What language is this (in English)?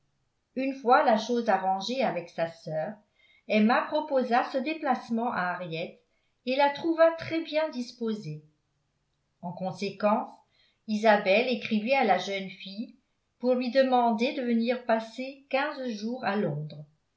French